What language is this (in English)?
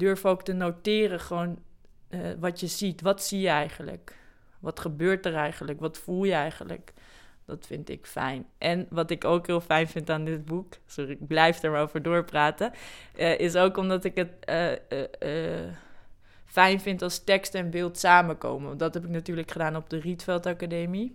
Dutch